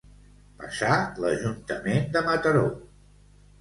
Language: Catalan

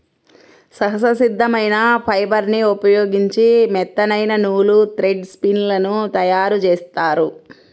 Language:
Telugu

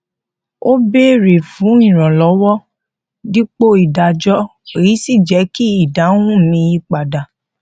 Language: Yoruba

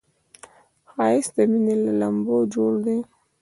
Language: Pashto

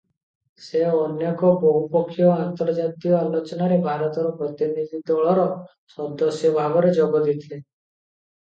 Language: Odia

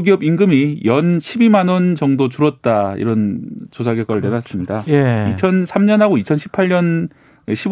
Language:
Korean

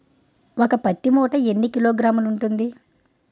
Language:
Telugu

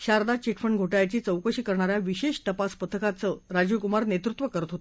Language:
Marathi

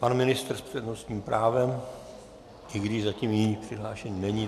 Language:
Czech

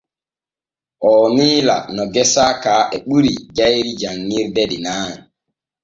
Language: Borgu Fulfulde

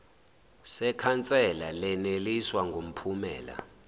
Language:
Zulu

